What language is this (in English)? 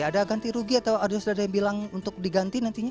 Indonesian